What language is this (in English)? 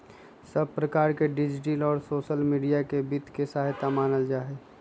Magahi